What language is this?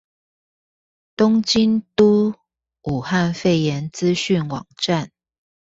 Chinese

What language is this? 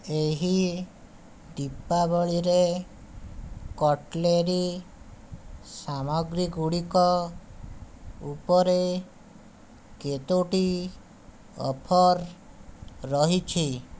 Odia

